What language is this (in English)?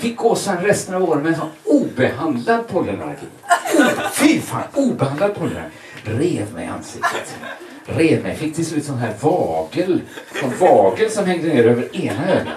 Swedish